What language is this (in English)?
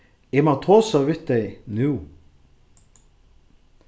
Faroese